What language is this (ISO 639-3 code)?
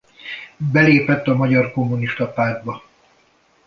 hun